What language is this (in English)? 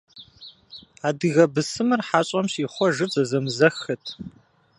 Kabardian